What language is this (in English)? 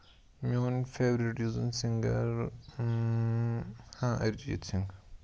Kashmiri